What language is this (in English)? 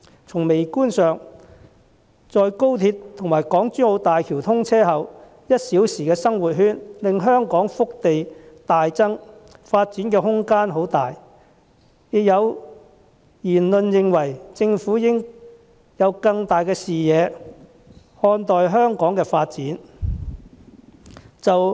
Cantonese